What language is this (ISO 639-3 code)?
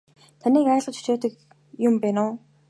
mon